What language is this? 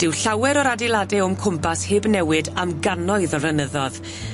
Welsh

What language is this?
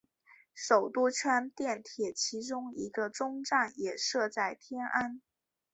Chinese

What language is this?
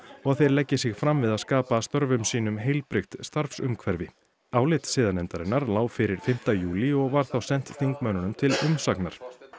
Icelandic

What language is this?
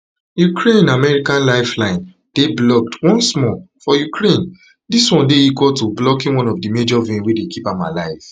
Nigerian Pidgin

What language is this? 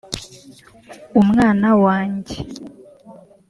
Kinyarwanda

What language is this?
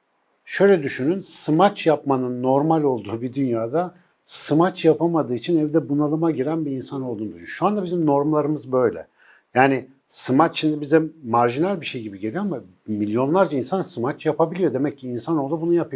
Turkish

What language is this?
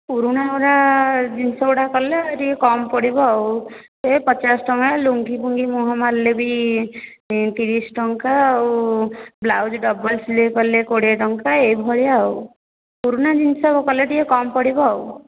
Odia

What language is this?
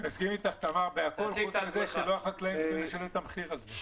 Hebrew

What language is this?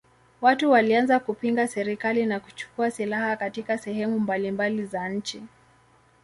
Swahili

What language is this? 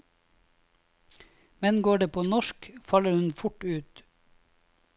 Norwegian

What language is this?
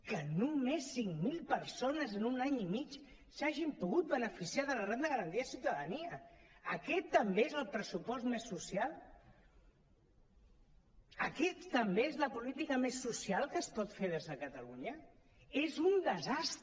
Catalan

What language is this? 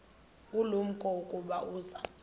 Xhosa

